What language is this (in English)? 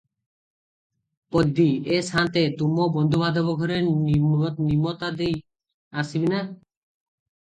Odia